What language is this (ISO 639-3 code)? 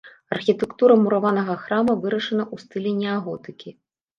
bel